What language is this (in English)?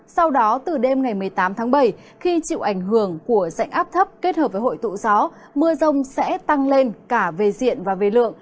Vietnamese